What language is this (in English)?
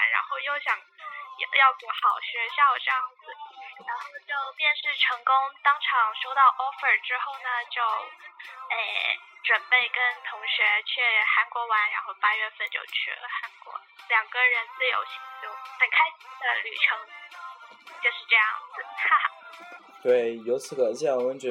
Chinese